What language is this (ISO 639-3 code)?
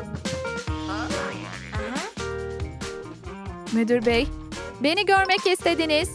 tur